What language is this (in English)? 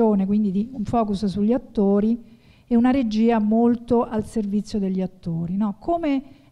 Italian